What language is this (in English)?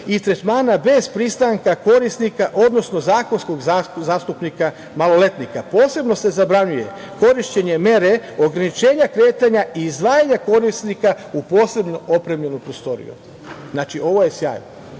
Serbian